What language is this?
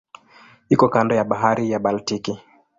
Swahili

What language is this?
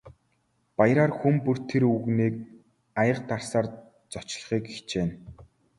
Mongolian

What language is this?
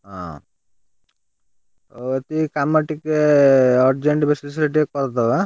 Odia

